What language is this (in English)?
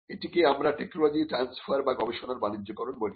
Bangla